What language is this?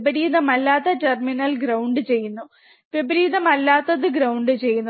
Malayalam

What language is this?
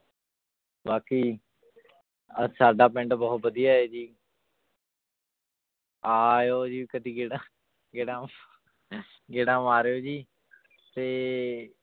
Punjabi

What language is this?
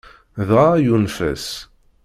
Kabyle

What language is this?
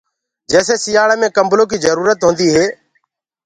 Gurgula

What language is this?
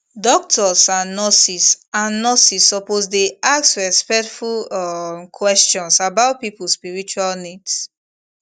Nigerian Pidgin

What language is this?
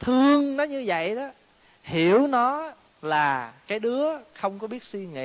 Vietnamese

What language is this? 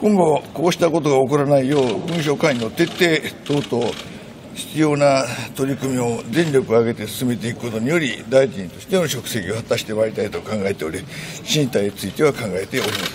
Japanese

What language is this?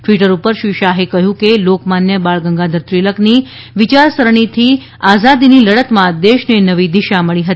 Gujarati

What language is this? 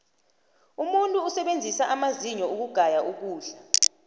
South Ndebele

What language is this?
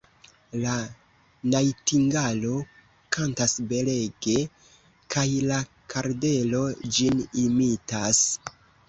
Esperanto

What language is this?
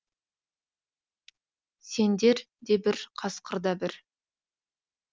Kazakh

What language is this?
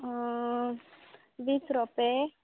Konkani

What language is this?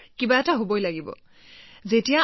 Assamese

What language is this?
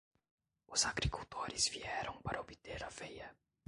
Portuguese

